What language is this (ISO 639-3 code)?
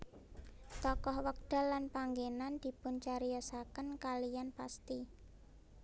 jav